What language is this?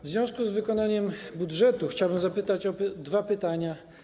Polish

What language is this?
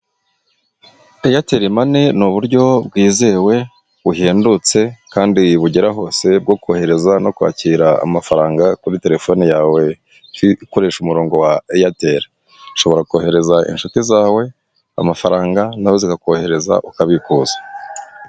Kinyarwanda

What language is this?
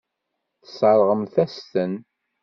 Kabyle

